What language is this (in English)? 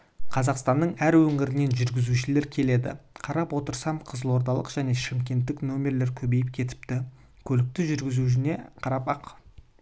Kazakh